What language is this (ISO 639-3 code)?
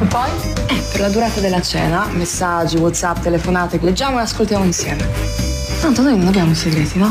bul